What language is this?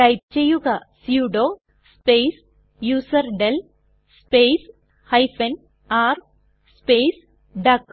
Malayalam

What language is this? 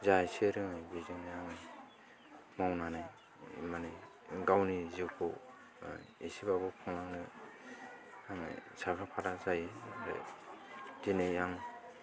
Bodo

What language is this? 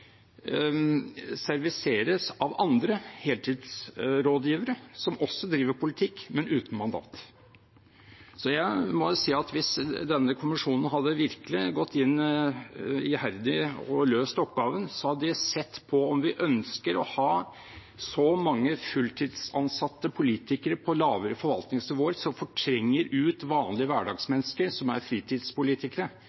Norwegian Bokmål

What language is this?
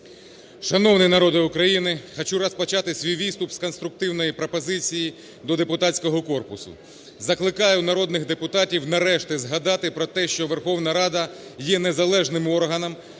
Ukrainian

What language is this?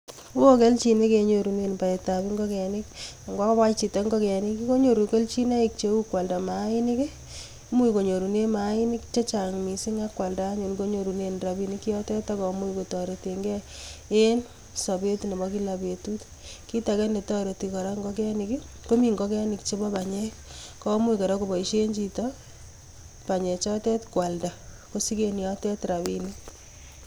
Kalenjin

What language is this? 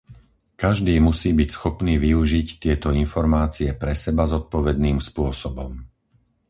Slovak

